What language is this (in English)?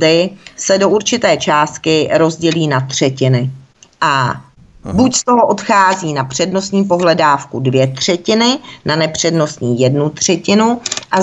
Czech